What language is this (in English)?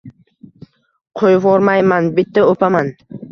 Uzbek